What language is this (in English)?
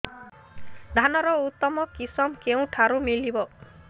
Odia